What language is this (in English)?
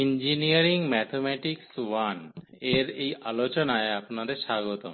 Bangla